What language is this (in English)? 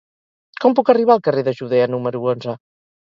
Catalan